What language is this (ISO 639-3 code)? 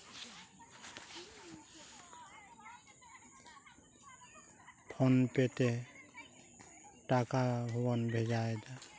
sat